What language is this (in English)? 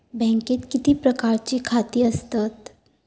Marathi